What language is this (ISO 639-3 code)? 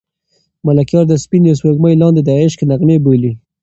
pus